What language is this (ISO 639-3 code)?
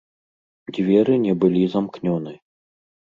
bel